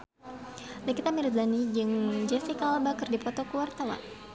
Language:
Sundanese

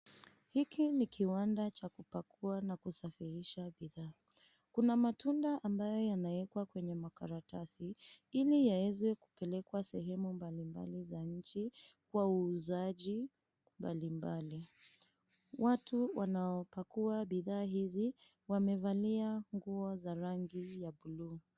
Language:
Swahili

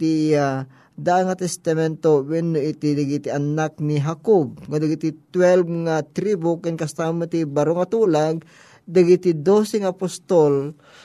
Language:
Filipino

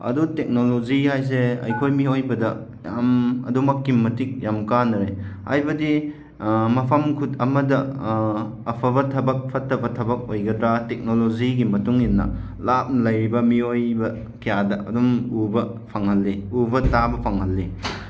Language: Manipuri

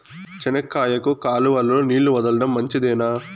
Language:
Telugu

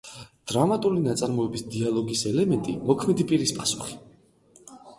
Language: Georgian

